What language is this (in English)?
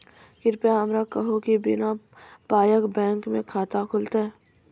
Maithili